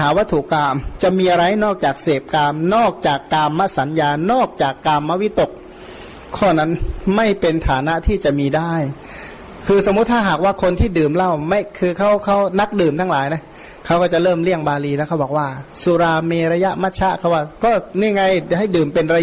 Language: Thai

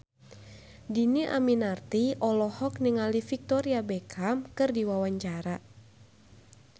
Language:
Sundanese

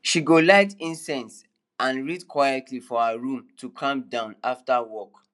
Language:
Nigerian Pidgin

